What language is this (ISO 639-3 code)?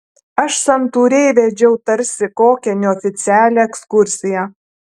lit